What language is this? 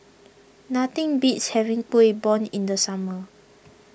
English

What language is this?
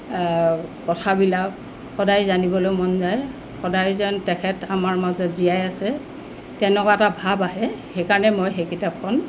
Assamese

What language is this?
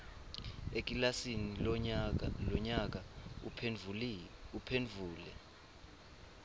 Swati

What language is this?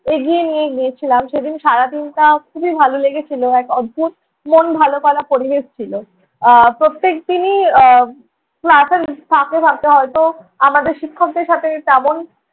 Bangla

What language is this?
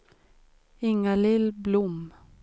Swedish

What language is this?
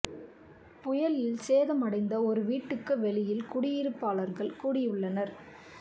Tamil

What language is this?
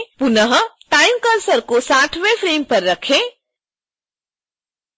Hindi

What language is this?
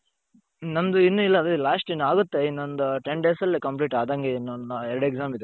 Kannada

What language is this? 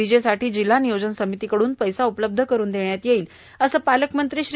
Marathi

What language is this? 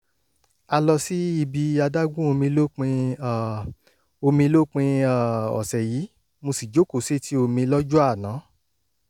Yoruba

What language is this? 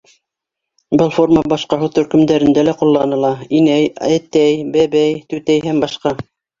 Bashkir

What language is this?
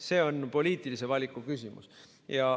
Estonian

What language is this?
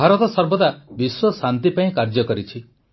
Odia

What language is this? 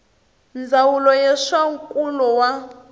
Tsonga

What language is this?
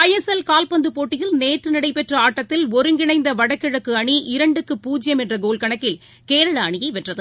Tamil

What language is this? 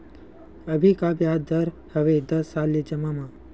Chhattisgarhi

